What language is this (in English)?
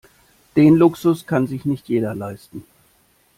German